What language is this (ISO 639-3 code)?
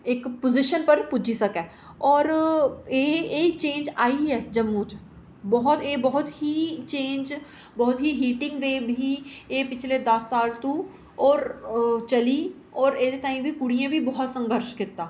doi